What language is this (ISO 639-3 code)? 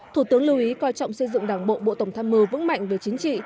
vie